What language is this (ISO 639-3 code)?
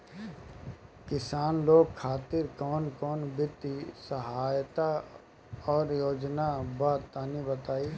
bho